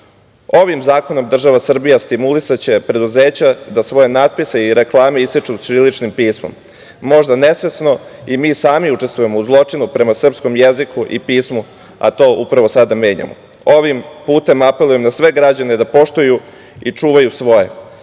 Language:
Serbian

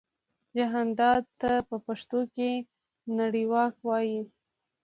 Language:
Pashto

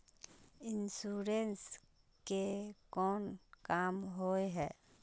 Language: Magahi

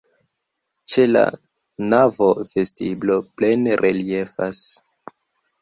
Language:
Esperanto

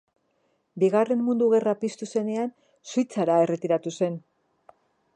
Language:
Basque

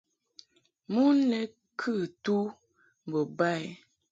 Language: Mungaka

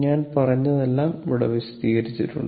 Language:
Malayalam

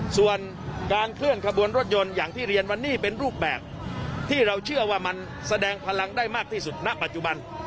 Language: Thai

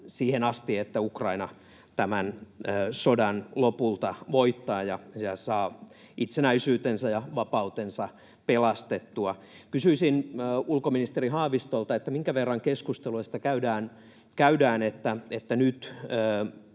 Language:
Finnish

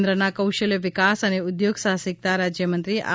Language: Gujarati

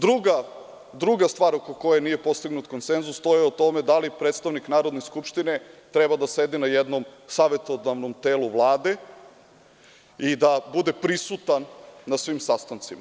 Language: Serbian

